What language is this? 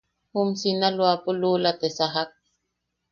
Yaqui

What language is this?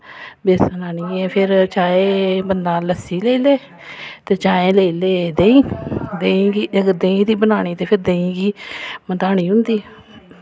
Dogri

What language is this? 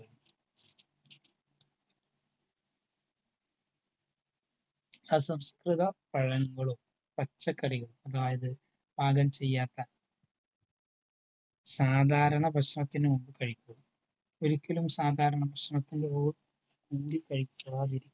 Malayalam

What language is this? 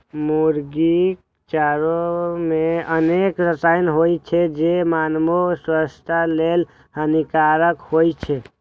Maithili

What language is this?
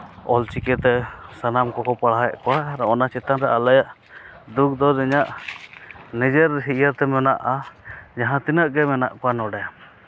Santali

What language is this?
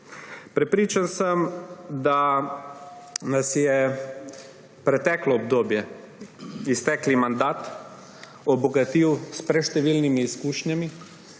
Slovenian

